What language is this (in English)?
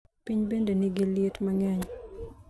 Luo (Kenya and Tanzania)